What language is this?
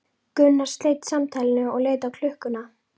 Icelandic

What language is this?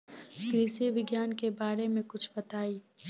Bhojpuri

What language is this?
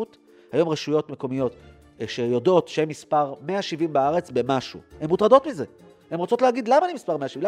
Hebrew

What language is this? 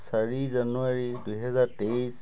Assamese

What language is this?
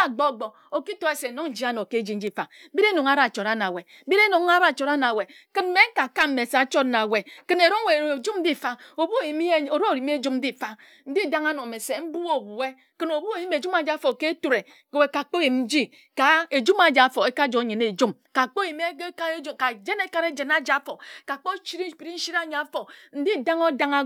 Ejagham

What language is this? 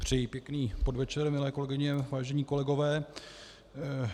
Czech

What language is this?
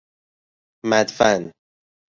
Persian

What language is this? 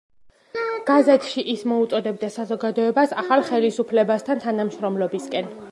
Georgian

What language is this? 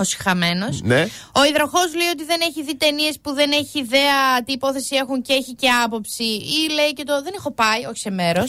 Greek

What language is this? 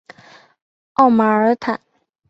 Chinese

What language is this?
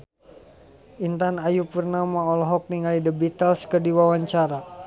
Sundanese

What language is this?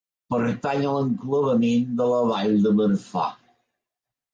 Catalan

